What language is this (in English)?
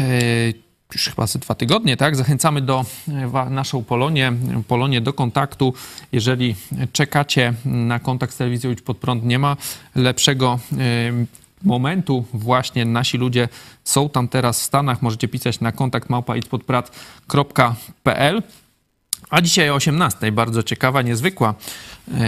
Polish